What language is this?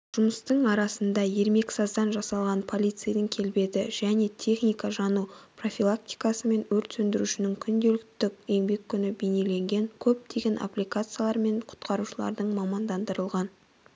Kazakh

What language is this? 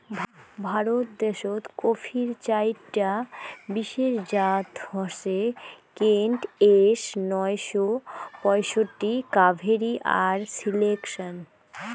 Bangla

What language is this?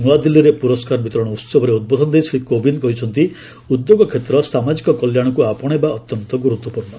Odia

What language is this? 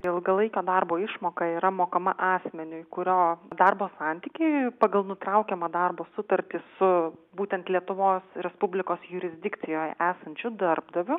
Lithuanian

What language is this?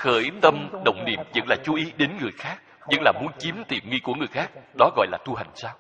Vietnamese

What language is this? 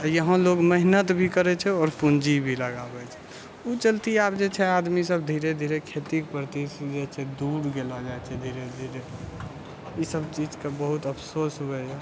Maithili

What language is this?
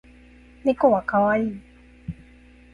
Japanese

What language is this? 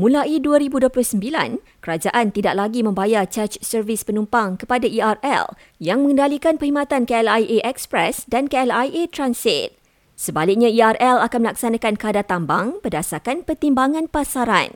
Malay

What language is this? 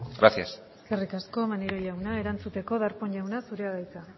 Basque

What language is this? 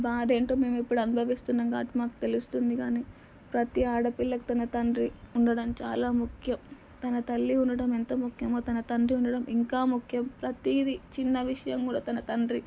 Telugu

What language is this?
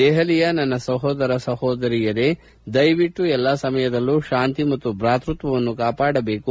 Kannada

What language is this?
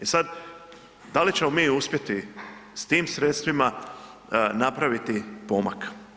Croatian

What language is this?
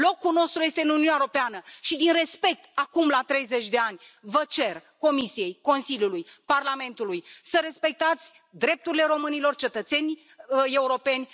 Romanian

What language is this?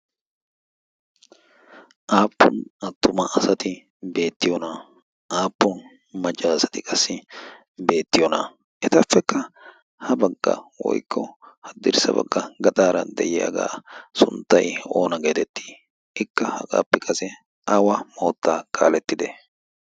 Wolaytta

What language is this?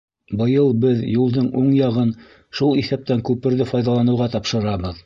Bashkir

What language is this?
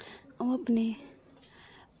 Dogri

